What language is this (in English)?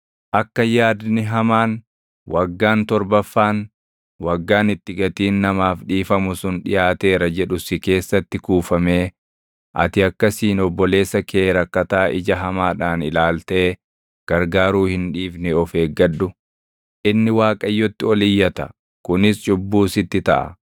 Oromo